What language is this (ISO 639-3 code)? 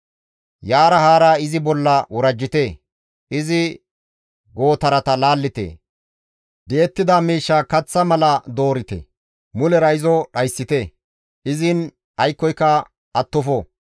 gmv